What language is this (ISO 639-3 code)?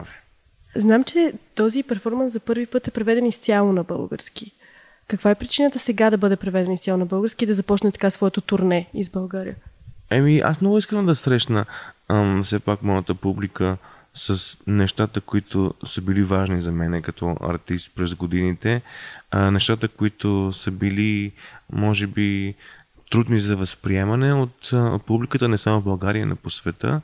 bul